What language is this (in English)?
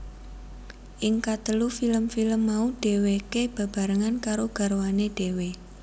Javanese